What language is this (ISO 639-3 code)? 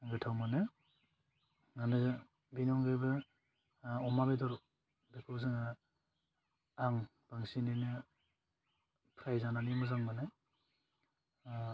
brx